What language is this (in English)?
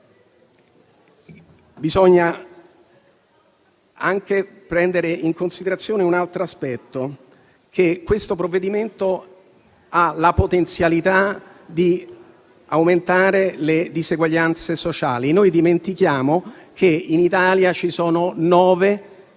Italian